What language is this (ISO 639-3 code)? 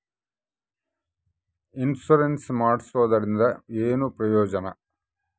kan